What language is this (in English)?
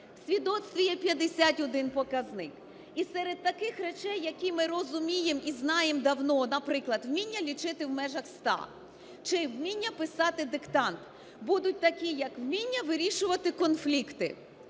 Ukrainian